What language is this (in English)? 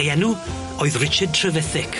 Welsh